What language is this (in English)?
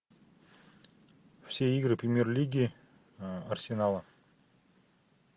Russian